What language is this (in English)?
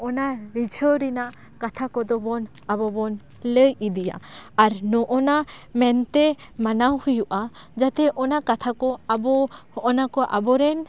Santali